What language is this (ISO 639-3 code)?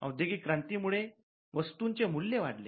mar